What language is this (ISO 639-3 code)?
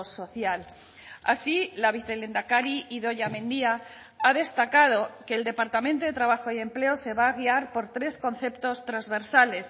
spa